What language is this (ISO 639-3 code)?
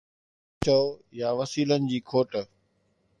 snd